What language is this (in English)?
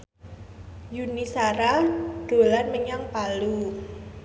Javanese